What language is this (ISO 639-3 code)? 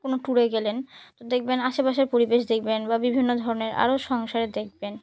ben